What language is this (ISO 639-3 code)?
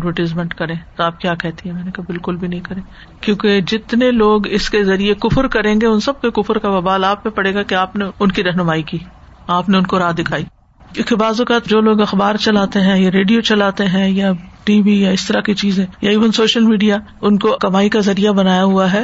urd